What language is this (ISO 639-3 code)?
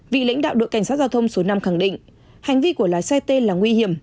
vie